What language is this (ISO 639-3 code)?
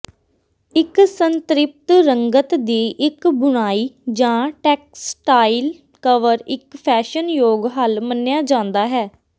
pan